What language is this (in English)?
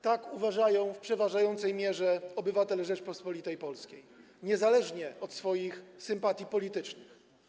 Polish